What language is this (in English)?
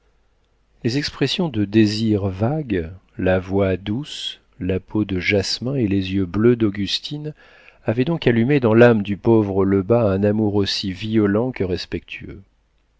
French